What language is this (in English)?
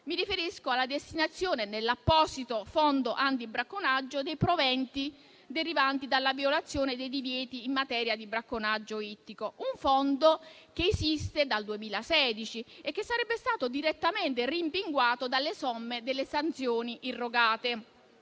Italian